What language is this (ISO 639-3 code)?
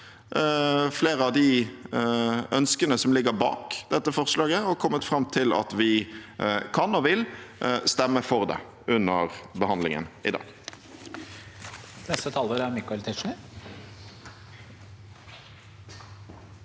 nor